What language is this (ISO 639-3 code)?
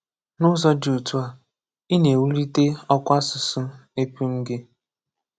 ibo